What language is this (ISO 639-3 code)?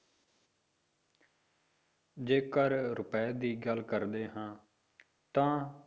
pan